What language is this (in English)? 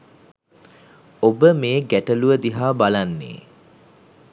Sinhala